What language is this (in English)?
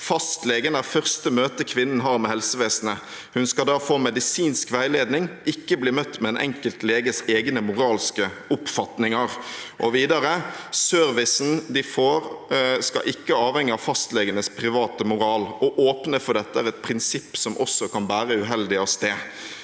Norwegian